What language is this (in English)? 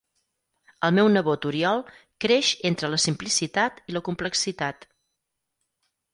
Catalan